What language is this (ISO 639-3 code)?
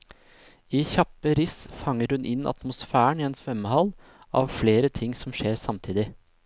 nor